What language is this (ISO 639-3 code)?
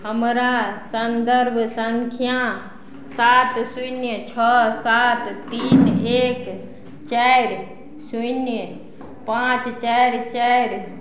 mai